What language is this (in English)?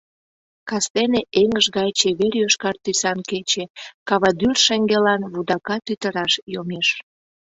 Mari